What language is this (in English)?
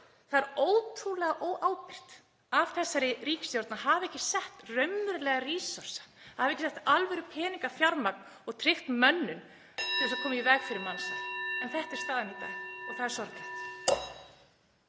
Icelandic